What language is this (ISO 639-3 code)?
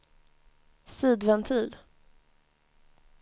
swe